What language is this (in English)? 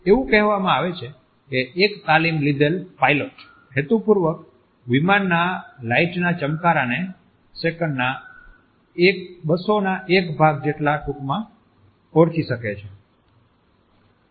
Gujarati